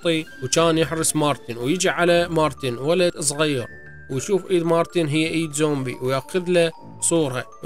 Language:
Arabic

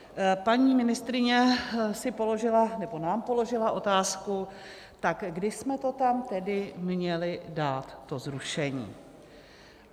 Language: Czech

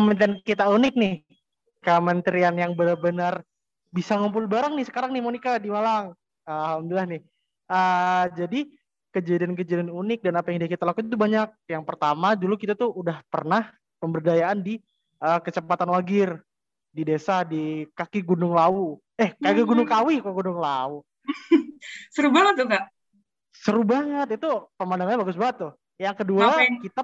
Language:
Indonesian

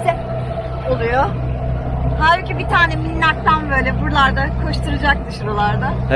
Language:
Turkish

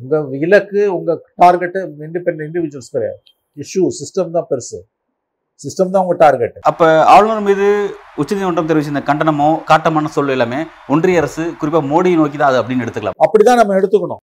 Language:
Tamil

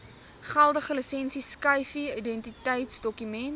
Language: Afrikaans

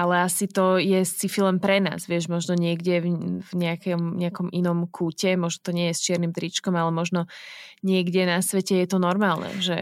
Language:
Slovak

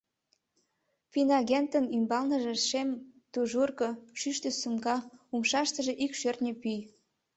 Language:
Mari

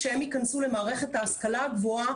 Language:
Hebrew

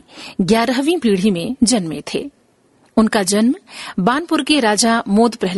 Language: Hindi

